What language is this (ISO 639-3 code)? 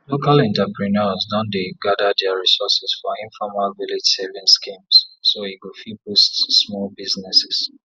pcm